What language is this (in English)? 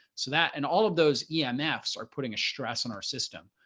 English